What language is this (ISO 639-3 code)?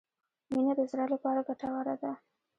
pus